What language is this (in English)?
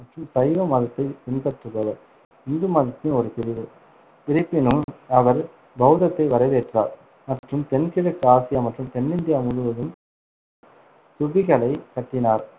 Tamil